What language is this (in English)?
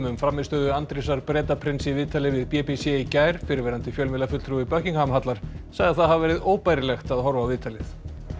Icelandic